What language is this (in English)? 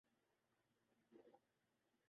Urdu